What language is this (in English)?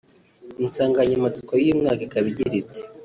Kinyarwanda